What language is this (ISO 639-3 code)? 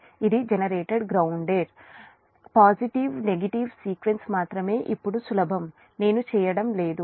tel